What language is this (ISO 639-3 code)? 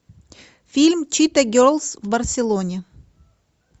rus